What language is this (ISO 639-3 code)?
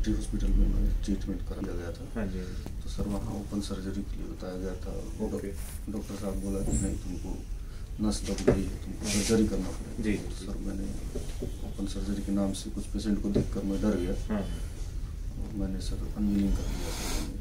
hin